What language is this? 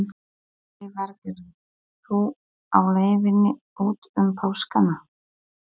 Icelandic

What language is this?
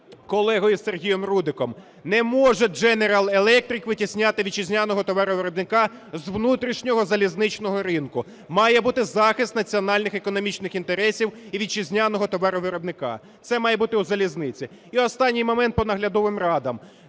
Ukrainian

